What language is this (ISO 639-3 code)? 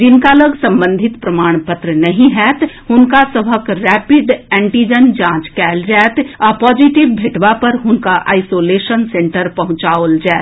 mai